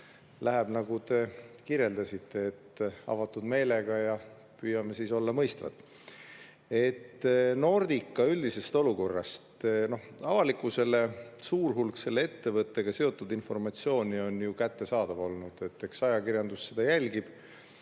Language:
Estonian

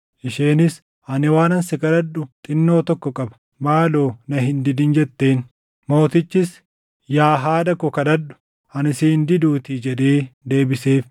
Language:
Oromo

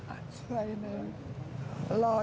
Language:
Indonesian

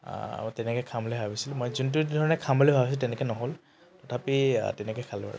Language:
Assamese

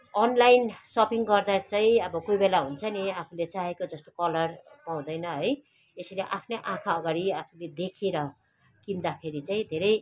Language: Nepali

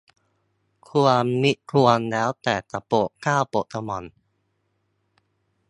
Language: Thai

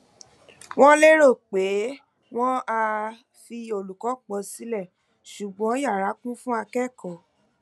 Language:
Yoruba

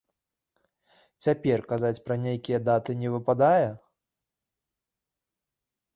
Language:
Belarusian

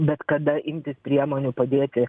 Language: Lithuanian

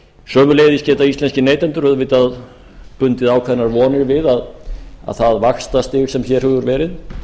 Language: Icelandic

